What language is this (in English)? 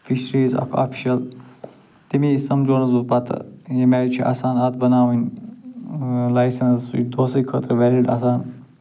Kashmiri